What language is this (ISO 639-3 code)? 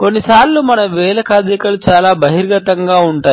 tel